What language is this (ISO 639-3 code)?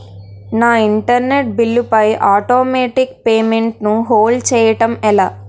tel